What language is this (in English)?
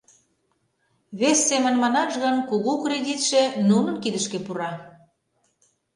Mari